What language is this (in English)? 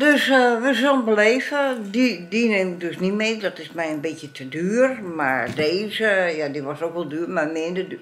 Dutch